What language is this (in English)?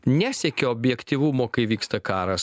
Lithuanian